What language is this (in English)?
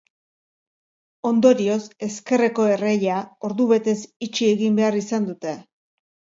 Basque